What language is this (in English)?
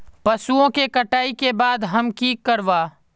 Magahi